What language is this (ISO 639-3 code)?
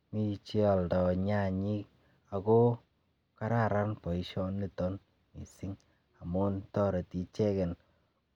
kln